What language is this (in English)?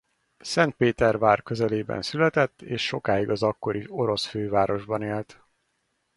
Hungarian